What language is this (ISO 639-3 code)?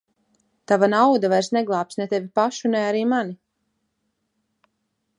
lav